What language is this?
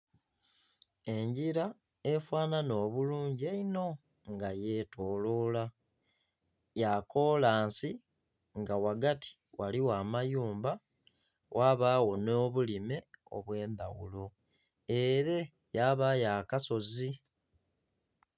Soga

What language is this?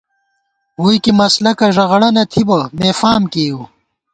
Gawar-Bati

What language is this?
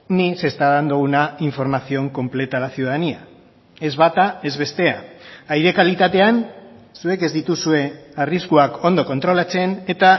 Basque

